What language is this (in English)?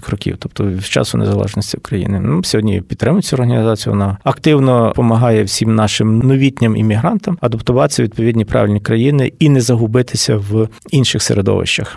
Ukrainian